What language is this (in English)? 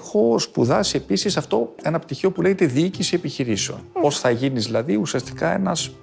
Greek